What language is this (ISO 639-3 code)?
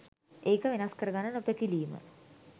sin